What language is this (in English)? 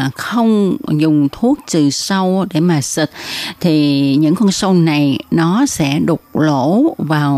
Vietnamese